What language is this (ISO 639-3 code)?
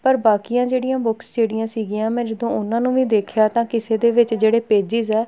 pan